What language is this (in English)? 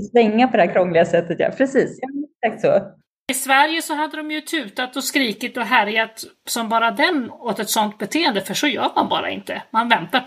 Swedish